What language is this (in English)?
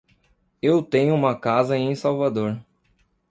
Portuguese